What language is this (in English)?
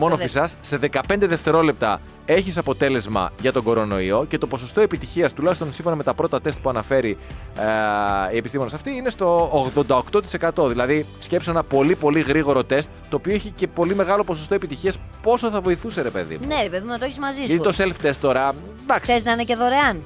Greek